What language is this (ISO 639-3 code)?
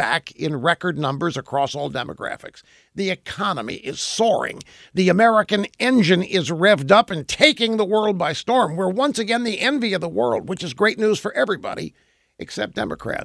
eng